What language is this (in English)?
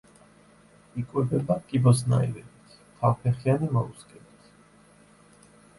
Georgian